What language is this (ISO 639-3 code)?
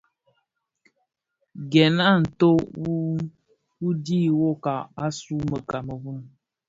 ksf